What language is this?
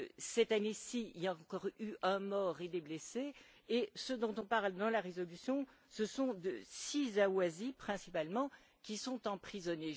French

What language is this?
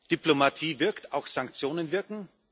German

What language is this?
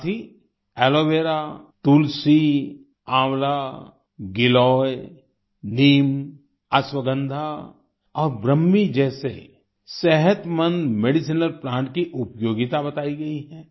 Hindi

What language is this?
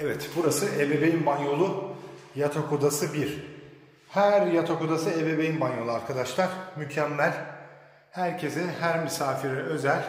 Turkish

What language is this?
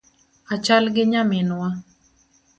Luo (Kenya and Tanzania)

